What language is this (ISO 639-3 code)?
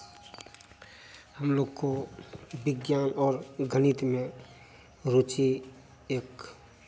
hin